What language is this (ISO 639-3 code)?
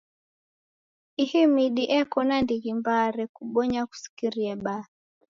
dav